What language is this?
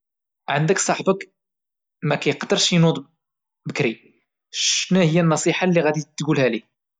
Moroccan Arabic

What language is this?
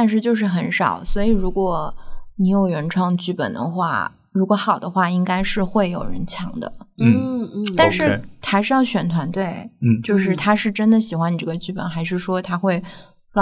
Chinese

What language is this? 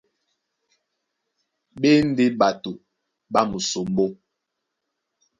Duala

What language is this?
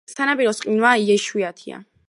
Georgian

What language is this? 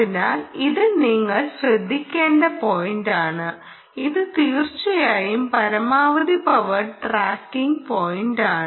Malayalam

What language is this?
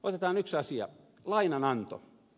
Finnish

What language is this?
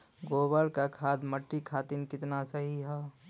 Bhojpuri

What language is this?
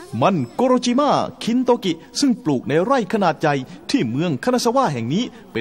Thai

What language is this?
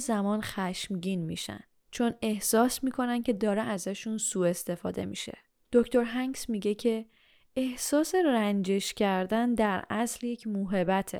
Persian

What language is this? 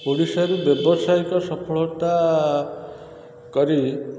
Odia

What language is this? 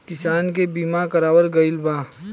Bhojpuri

